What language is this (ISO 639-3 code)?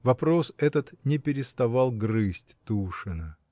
rus